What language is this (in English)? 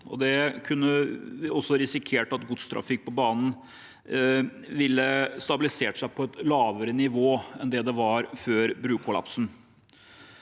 Norwegian